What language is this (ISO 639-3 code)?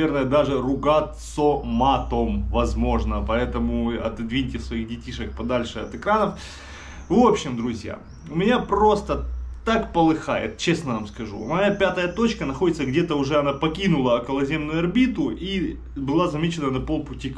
rus